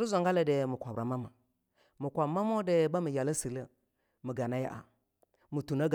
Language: Longuda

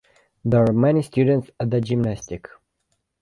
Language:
English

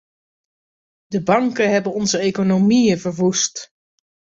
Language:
Dutch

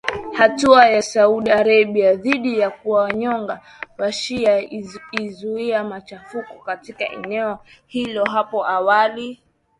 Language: Swahili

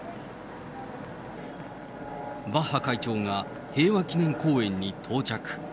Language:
Japanese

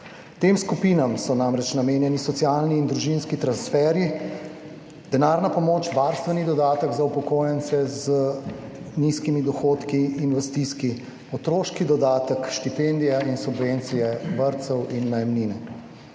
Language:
Slovenian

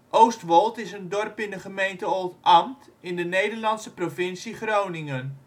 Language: Dutch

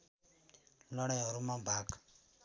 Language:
Nepali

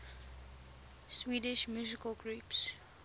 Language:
English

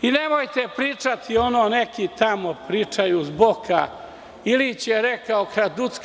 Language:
Serbian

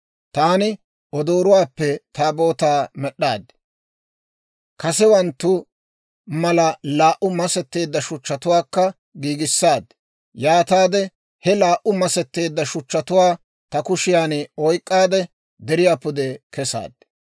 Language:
Dawro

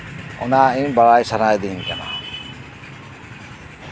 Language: Santali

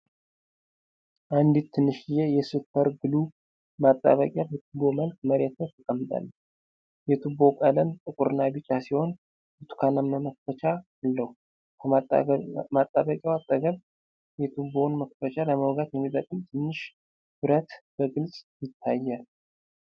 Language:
Amharic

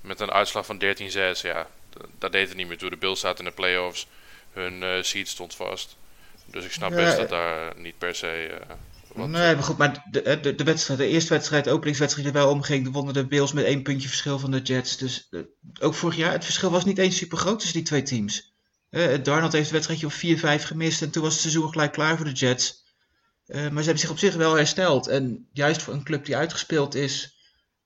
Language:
Dutch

